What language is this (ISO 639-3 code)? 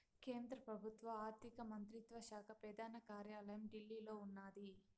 tel